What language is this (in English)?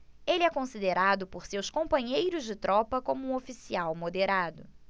Portuguese